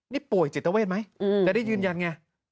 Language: Thai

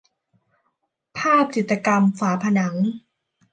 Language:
Thai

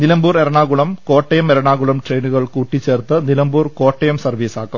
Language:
Malayalam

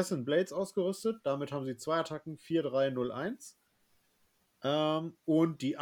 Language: German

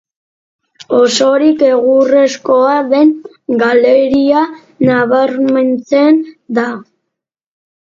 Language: Basque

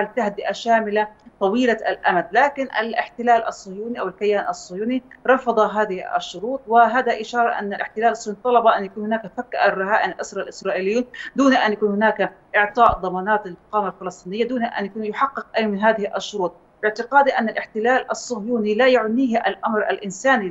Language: Arabic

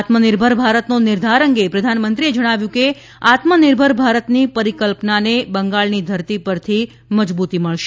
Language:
Gujarati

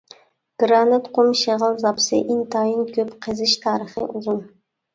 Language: Uyghur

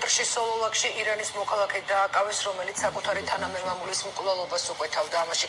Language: Persian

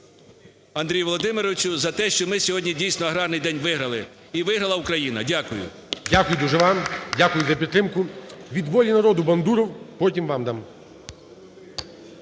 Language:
Ukrainian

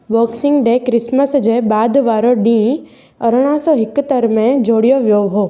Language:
Sindhi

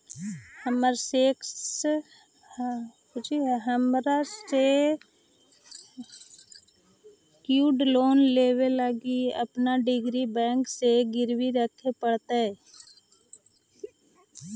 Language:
Magahi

